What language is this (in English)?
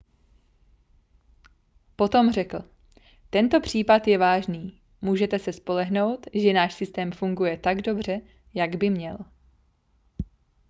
Czech